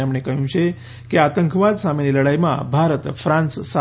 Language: Gujarati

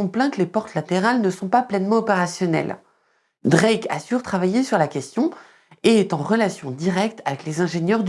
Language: French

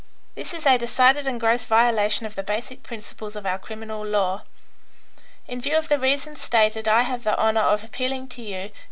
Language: English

